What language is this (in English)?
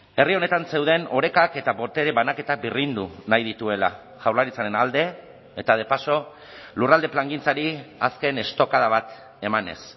Basque